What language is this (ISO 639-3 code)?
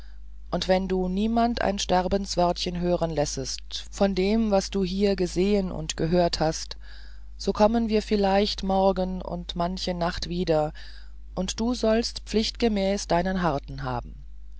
deu